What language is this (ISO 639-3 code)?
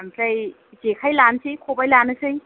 brx